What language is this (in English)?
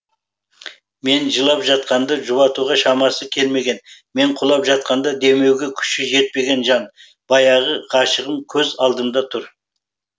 Kazakh